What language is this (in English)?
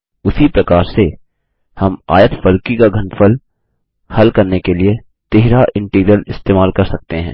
Hindi